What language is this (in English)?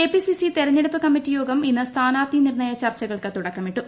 Malayalam